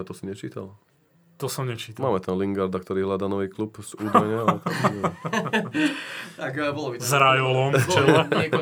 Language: Slovak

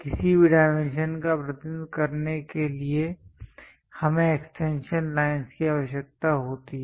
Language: Hindi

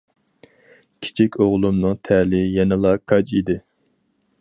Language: Uyghur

